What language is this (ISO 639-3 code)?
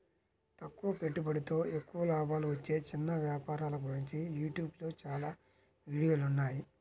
tel